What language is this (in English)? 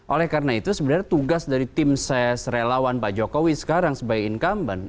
Indonesian